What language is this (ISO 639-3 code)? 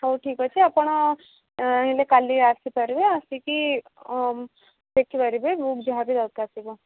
ori